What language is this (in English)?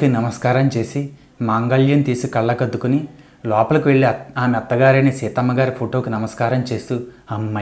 Telugu